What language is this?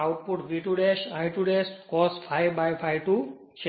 Gujarati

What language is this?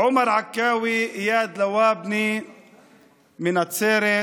Hebrew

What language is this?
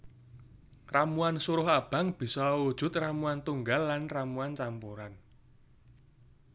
Javanese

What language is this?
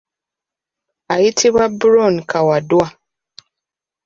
Ganda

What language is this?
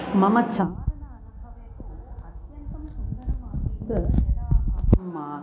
Sanskrit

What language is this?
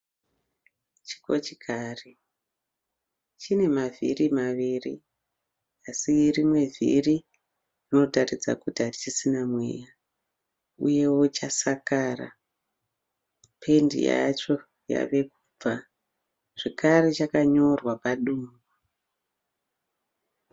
Shona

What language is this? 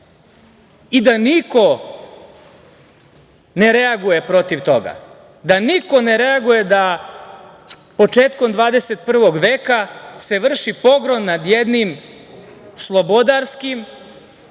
Serbian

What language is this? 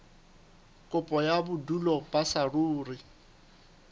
Southern Sotho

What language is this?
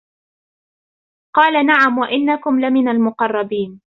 Arabic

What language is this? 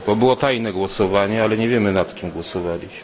Polish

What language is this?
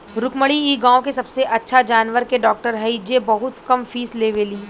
Bhojpuri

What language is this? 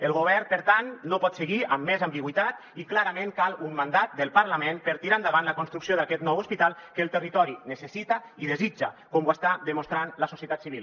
Catalan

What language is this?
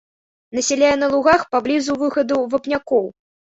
Belarusian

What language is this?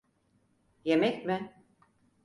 Turkish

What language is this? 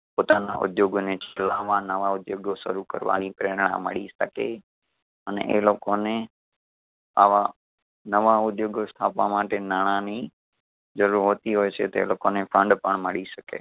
Gujarati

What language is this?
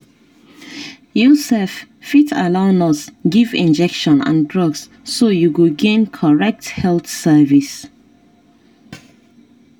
Nigerian Pidgin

